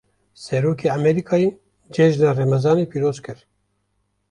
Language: Kurdish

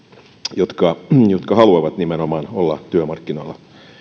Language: Finnish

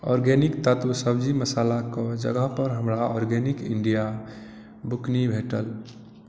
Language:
Maithili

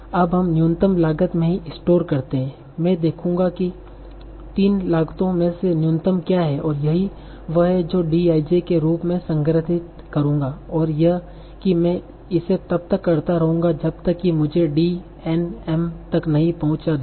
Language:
Hindi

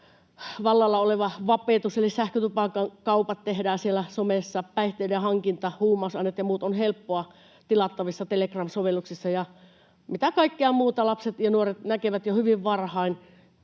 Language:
Finnish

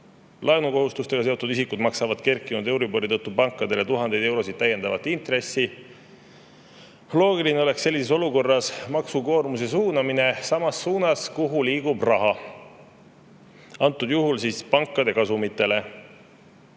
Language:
Estonian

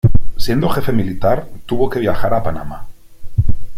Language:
Spanish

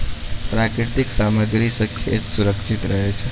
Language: Maithili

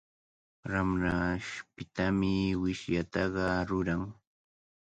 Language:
Cajatambo North Lima Quechua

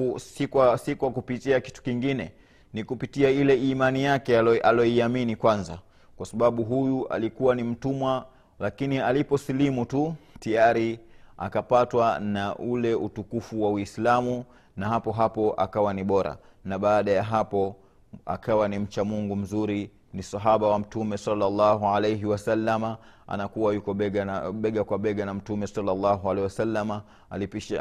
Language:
Swahili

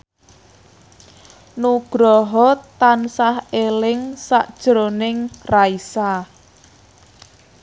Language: Javanese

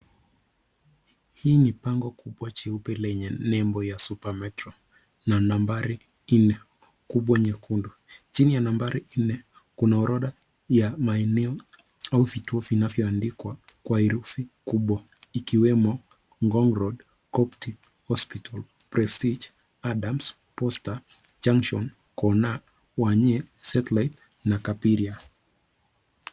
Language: Swahili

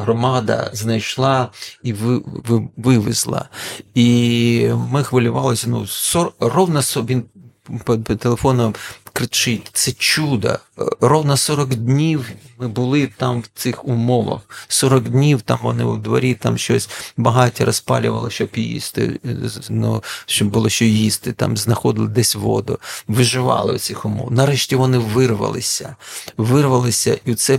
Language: Ukrainian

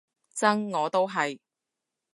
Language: Cantonese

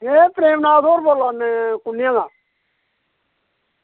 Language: Dogri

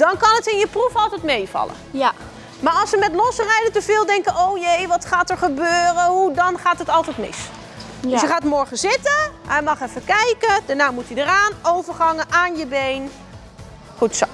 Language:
Dutch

